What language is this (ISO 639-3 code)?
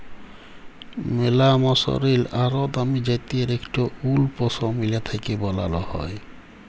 ben